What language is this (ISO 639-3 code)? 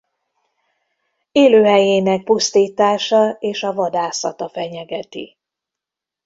hun